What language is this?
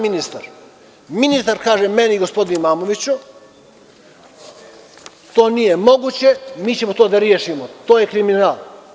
Serbian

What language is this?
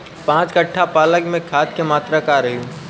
Bhojpuri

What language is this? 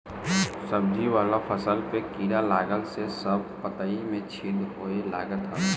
Bhojpuri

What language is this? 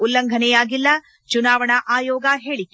Kannada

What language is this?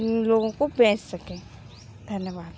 Hindi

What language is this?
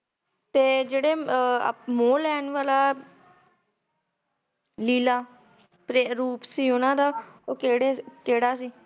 Punjabi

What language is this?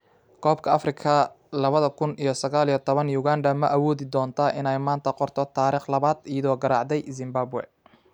Somali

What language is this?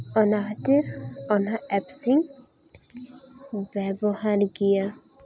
Santali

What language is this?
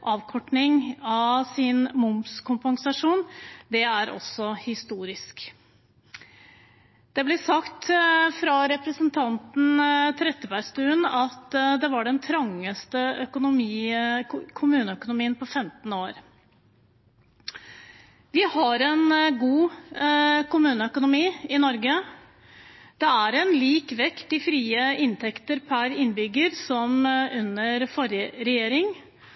Norwegian Bokmål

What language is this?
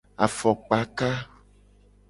Gen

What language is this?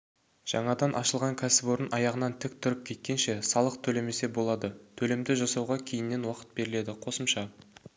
Kazakh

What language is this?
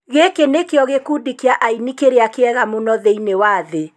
Kikuyu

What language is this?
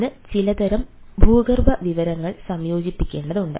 Malayalam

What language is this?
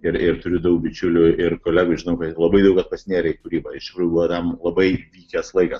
Lithuanian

